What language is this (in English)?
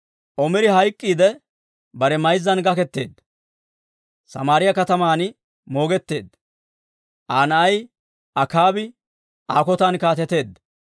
Dawro